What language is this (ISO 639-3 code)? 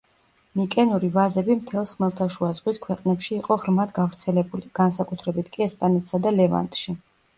kat